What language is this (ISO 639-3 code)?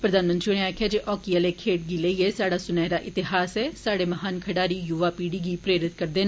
doi